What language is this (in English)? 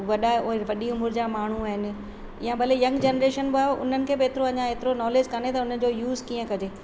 Sindhi